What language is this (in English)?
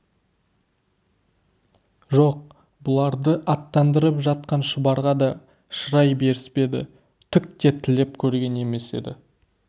Kazakh